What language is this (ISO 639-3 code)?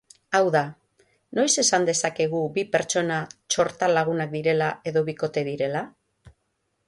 eus